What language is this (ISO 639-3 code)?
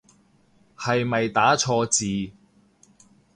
yue